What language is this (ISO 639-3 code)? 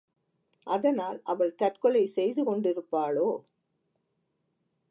tam